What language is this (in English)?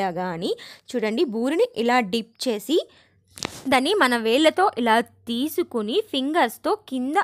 Hindi